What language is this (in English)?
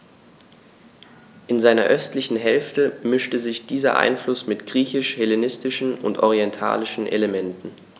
German